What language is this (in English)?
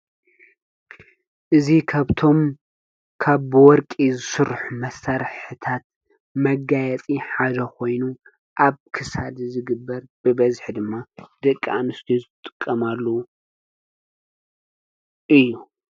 Tigrinya